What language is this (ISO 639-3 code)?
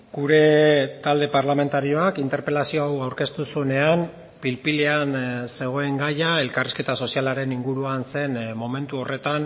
eus